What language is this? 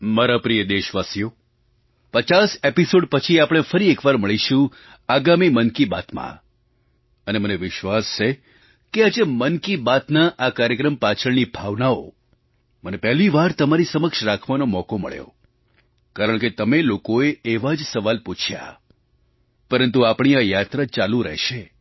Gujarati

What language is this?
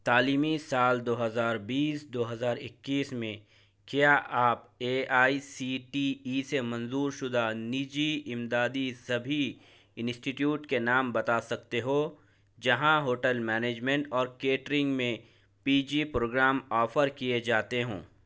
Urdu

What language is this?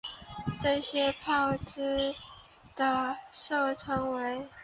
Chinese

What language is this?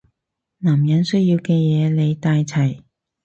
Cantonese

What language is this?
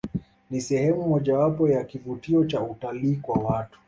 Swahili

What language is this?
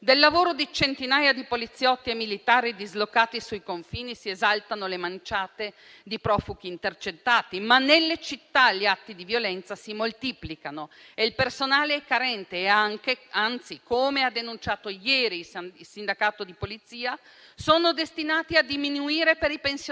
Italian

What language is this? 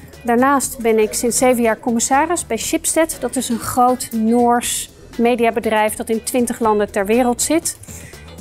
Dutch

